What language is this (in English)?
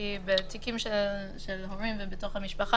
Hebrew